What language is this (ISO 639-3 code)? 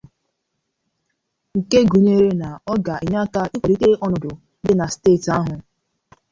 ibo